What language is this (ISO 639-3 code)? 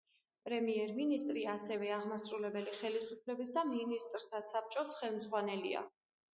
kat